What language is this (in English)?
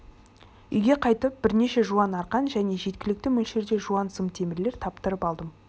Kazakh